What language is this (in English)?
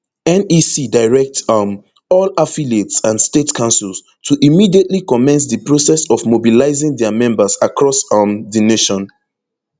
Nigerian Pidgin